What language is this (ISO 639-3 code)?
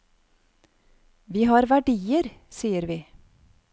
nor